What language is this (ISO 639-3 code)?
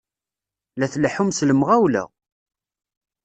kab